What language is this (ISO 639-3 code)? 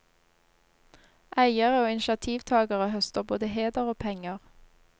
nor